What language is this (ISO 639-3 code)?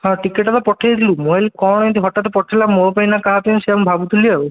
ori